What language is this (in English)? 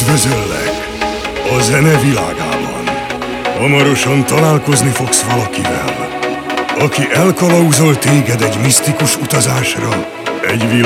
Hungarian